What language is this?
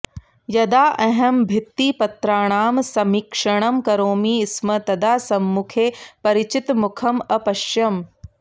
Sanskrit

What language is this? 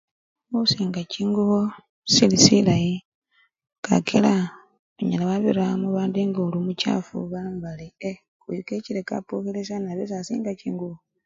Luyia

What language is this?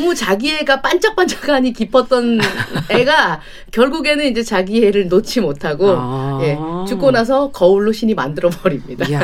Korean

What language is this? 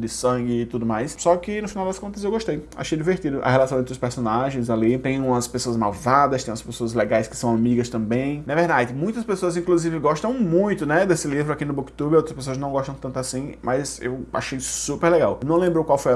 Portuguese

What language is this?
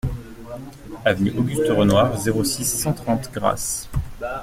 French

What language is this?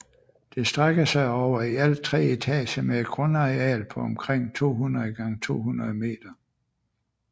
Danish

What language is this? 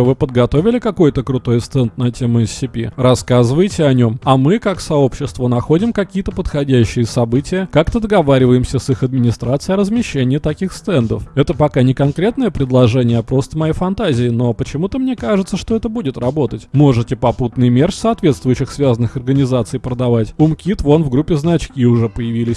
Russian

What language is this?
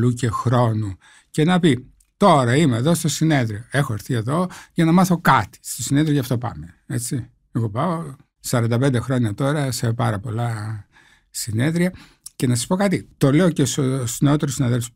Greek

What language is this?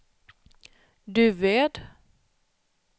Swedish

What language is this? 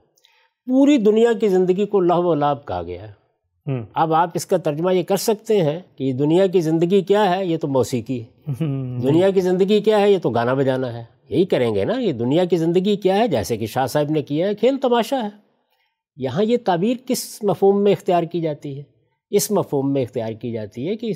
Urdu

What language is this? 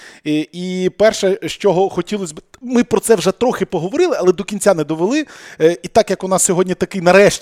Ukrainian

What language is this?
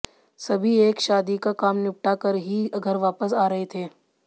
Hindi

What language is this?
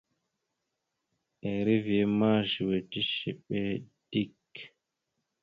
Mada (Cameroon)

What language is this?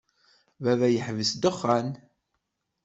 Kabyle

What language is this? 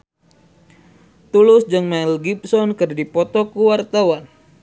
Sundanese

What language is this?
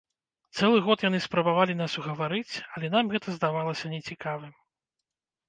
Belarusian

